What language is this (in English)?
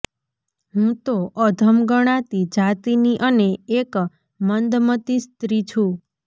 Gujarati